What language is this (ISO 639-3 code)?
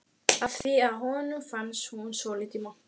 isl